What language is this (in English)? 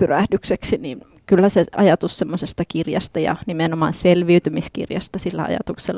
Finnish